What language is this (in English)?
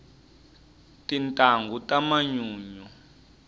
Tsonga